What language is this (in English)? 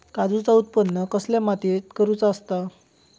Marathi